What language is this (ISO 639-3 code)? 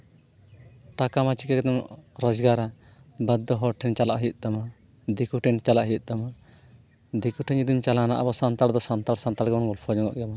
sat